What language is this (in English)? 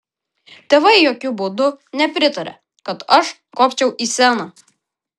Lithuanian